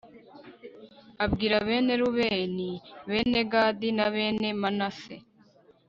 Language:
Kinyarwanda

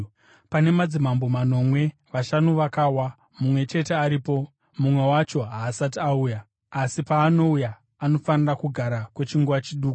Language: Shona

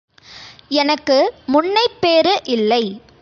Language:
Tamil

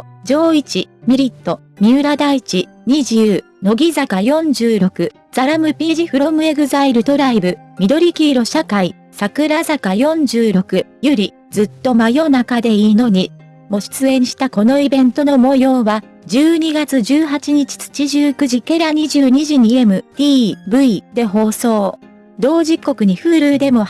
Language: Japanese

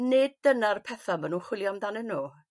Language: Welsh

